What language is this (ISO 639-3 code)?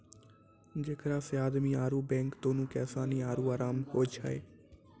mai